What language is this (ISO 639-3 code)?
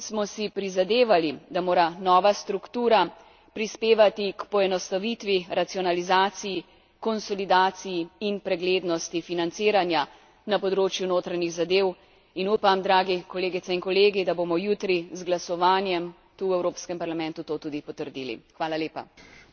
slv